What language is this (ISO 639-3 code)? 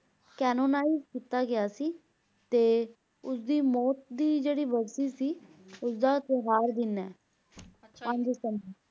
pan